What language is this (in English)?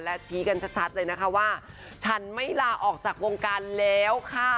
Thai